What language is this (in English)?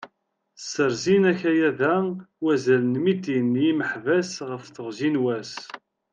Kabyle